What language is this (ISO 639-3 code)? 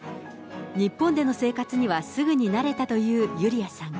jpn